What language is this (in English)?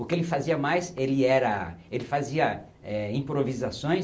Portuguese